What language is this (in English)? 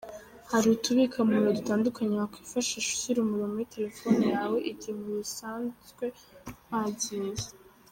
Kinyarwanda